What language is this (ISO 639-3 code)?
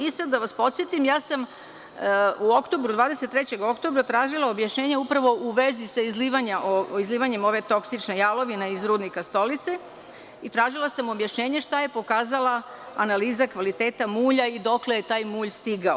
srp